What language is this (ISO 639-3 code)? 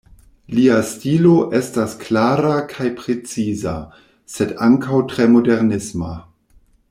epo